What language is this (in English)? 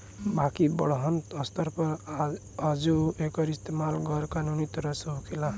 Bhojpuri